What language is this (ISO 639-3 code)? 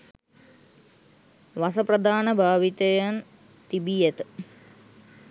sin